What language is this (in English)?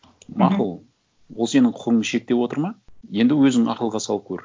Kazakh